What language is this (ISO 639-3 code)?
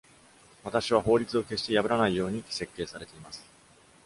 jpn